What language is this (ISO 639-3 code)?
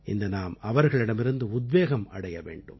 tam